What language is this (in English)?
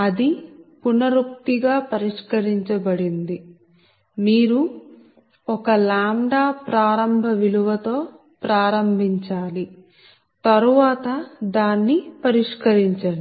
Telugu